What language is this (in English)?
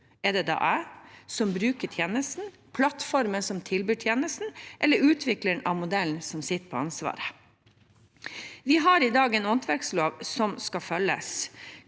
Norwegian